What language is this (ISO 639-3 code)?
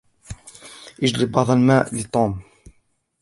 ara